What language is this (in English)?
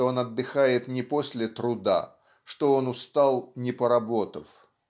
Russian